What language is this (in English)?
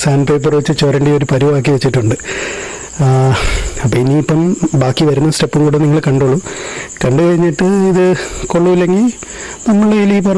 English